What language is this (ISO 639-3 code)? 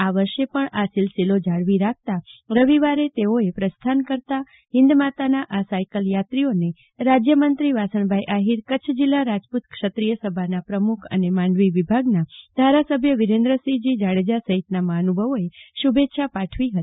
guj